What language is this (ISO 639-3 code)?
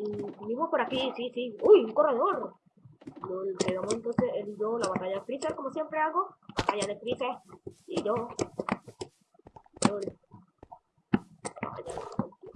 spa